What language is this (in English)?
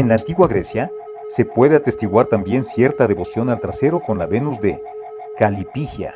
Spanish